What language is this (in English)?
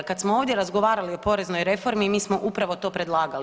Croatian